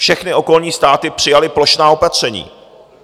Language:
Czech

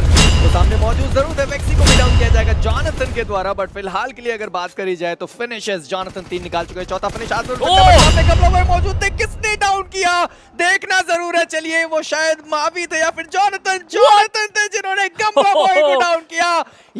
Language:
Hindi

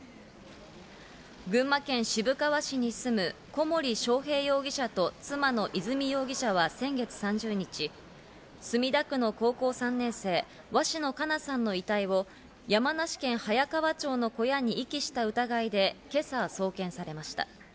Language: Japanese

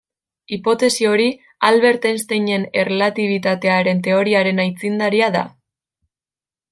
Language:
Basque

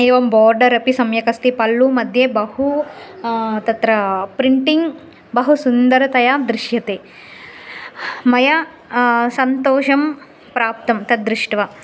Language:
Sanskrit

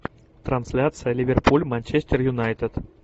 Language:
Russian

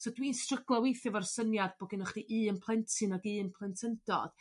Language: Welsh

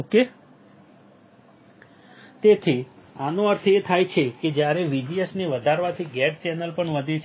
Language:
Gujarati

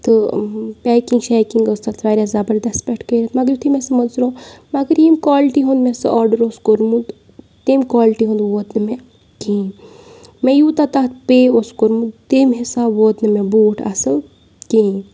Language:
Kashmiri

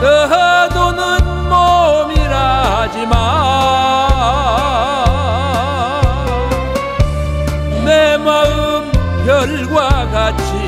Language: Korean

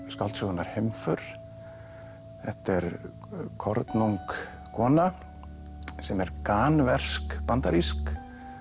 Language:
Icelandic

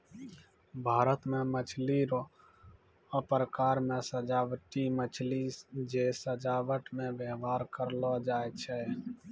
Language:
Maithili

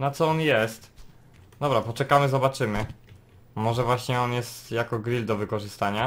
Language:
Polish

